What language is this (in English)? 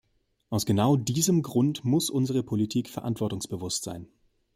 German